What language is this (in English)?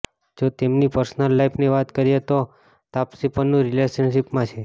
Gujarati